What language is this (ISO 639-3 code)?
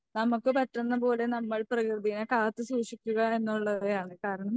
mal